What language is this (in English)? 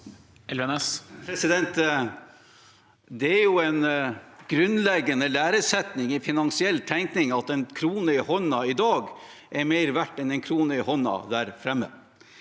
Norwegian